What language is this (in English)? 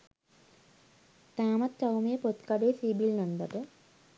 Sinhala